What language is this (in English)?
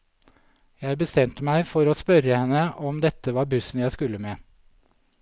Norwegian